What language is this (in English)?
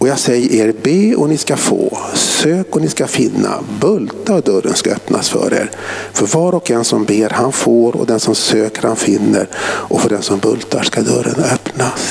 Swedish